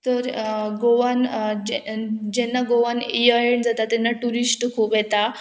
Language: Konkani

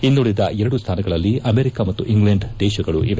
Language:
Kannada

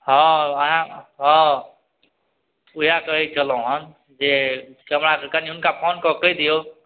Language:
Maithili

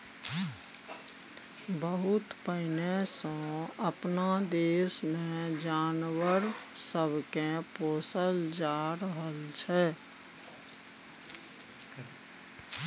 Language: Maithili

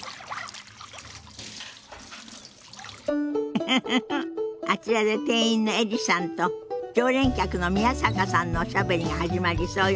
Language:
Japanese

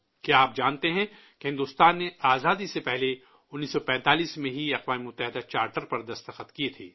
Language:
Urdu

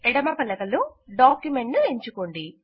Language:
Telugu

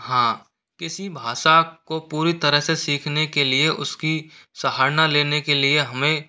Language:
Hindi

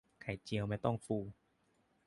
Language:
Thai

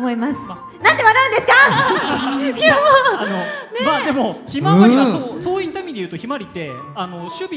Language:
Japanese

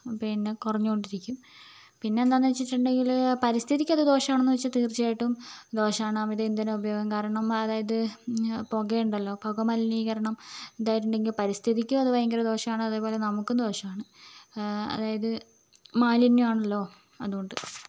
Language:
Malayalam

